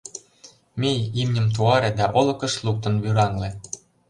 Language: Mari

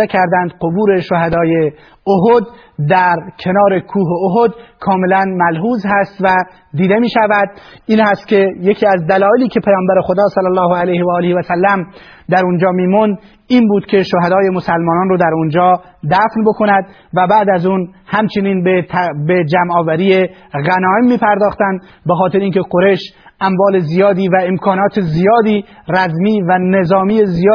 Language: Persian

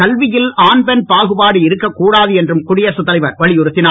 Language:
Tamil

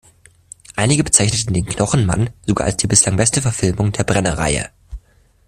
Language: German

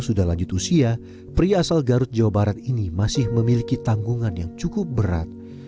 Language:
Indonesian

